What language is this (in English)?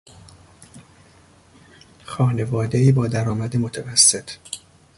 Persian